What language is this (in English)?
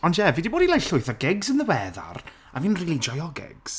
Welsh